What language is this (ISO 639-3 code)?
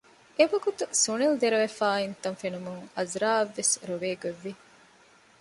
div